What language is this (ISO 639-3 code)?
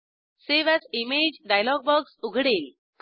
mar